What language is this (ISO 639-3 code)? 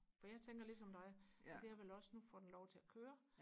dan